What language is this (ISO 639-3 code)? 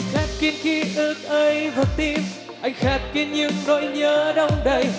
vie